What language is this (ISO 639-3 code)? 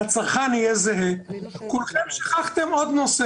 heb